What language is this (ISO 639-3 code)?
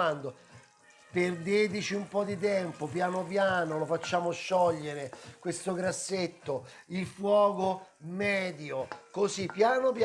ita